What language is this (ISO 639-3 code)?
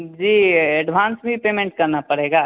hin